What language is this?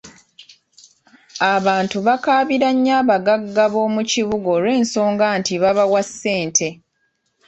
Ganda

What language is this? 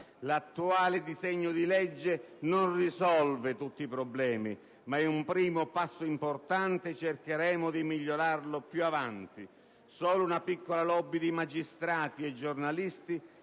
Italian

